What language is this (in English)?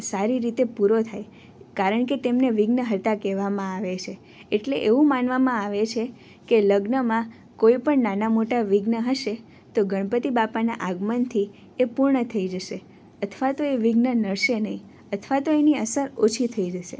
Gujarati